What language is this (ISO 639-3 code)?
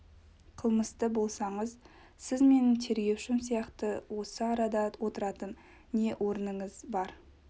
kaz